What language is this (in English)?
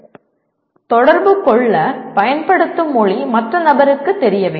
Tamil